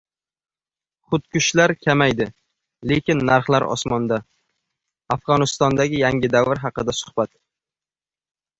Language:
Uzbek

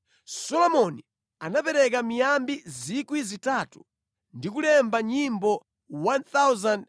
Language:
Nyanja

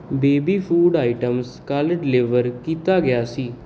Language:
Punjabi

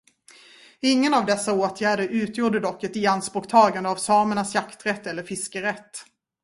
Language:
Swedish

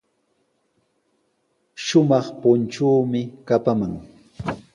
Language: Sihuas Ancash Quechua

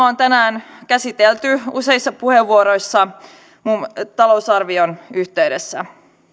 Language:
Finnish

